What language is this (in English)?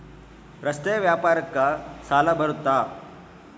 Kannada